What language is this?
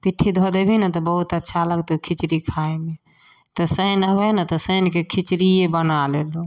Maithili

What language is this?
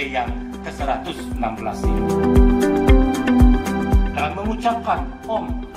Indonesian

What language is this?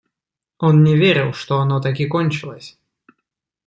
Russian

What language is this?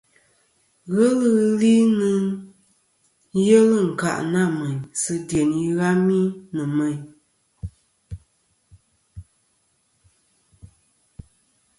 Kom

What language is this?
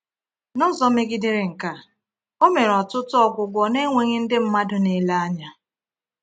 Igbo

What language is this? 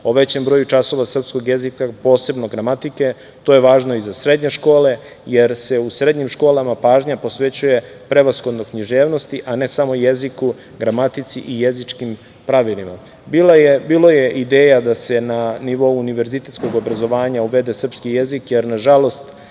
Serbian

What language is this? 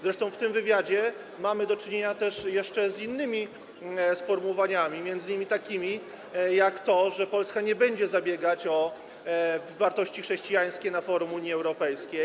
Polish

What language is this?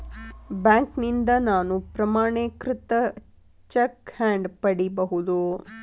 Kannada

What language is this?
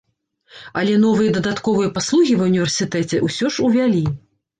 Belarusian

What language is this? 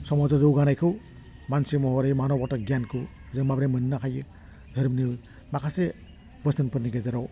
Bodo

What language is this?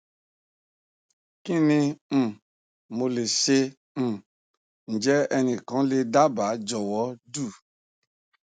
Yoruba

